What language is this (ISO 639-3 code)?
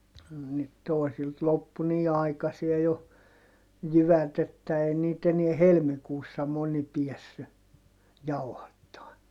fin